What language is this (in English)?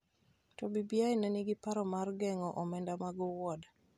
Luo (Kenya and Tanzania)